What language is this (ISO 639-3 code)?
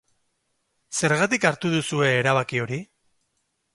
eus